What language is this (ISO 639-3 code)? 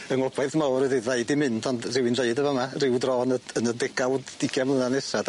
cym